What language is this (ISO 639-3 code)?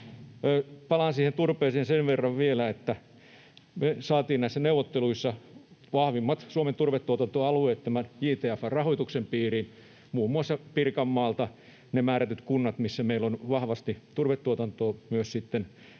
fin